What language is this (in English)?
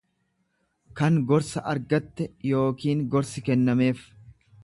Oromo